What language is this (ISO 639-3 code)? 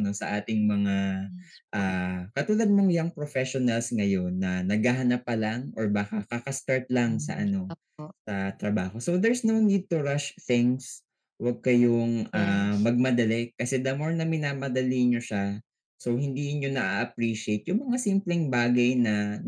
fil